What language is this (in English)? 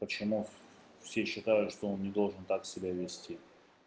Russian